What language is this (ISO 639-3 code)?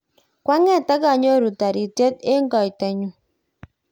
kln